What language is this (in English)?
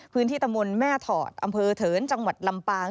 Thai